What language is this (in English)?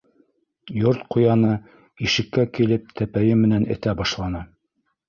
Bashkir